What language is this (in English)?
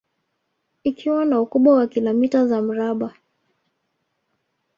Swahili